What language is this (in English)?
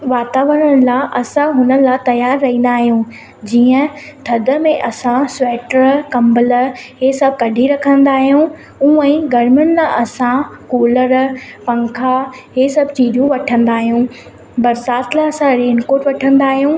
Sindhi